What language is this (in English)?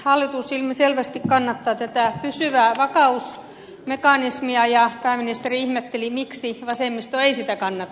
Finnish